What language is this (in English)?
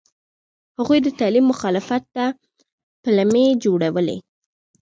Pashto